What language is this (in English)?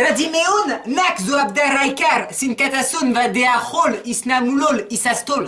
French